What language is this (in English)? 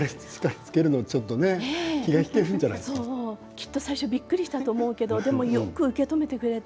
Japanese